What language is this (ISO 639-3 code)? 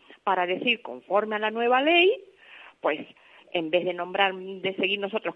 spa